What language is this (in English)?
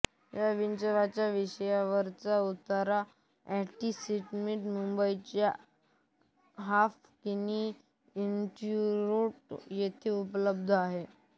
Marathi